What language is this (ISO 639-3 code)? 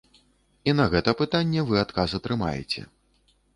bel